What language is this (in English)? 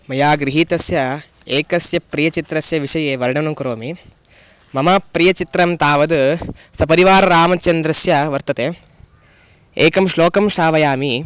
Sanskrit